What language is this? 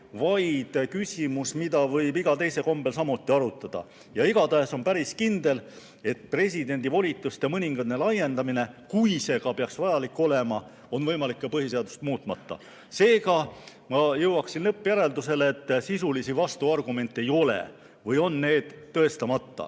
Estonian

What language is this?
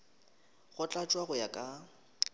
Northern Sotho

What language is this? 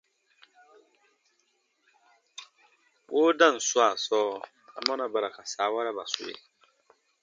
Baatonum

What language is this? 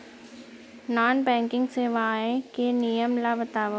Chhattisgarhi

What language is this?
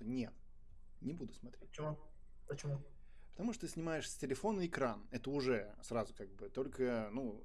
Russian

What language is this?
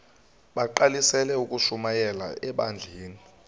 Xhosa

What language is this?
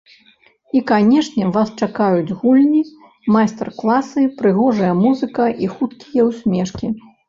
Belarusian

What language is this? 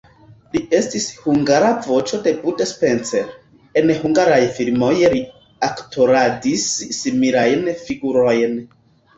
Esperanto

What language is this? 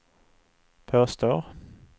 Swedish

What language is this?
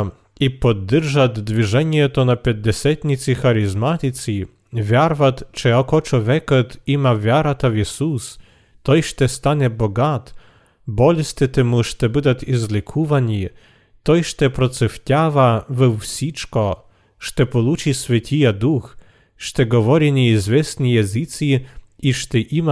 Bulgarian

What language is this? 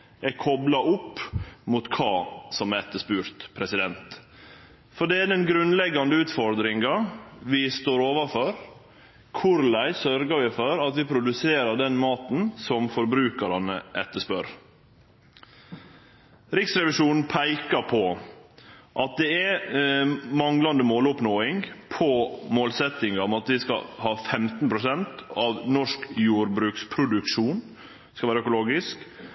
Norwegian Nynorsk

